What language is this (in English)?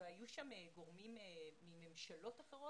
Hebrew